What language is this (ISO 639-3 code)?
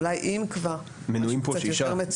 heb